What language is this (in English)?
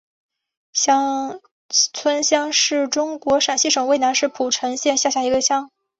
Chinese